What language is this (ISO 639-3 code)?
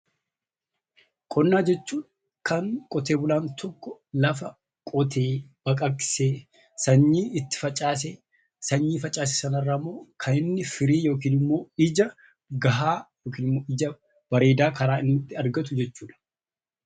orm